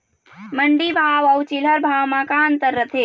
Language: Chhattisgarhi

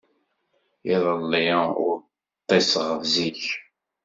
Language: Kabyle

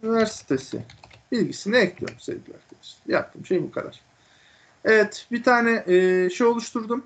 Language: Turkish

